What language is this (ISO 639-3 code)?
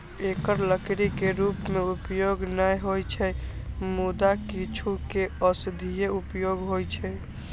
mai